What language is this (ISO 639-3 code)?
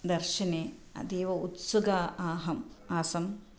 san